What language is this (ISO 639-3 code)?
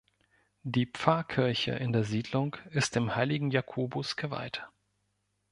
deu